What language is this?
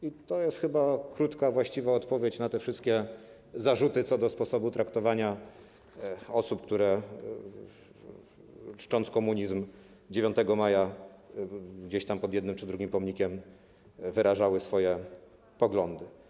Polish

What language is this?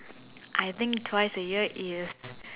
English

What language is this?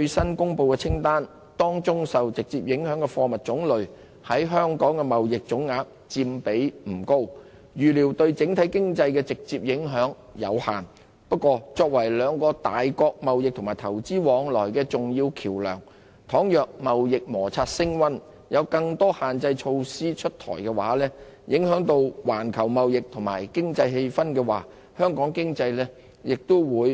Cantonese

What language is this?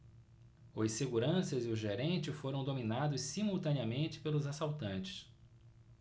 Portuguese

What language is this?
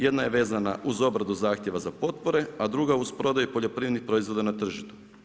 Croatian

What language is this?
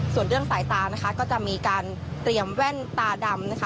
Thai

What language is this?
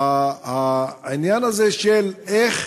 Hebrew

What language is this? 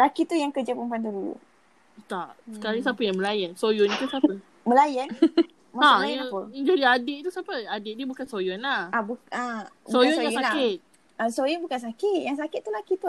Malay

